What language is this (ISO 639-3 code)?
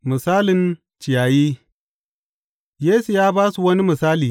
hau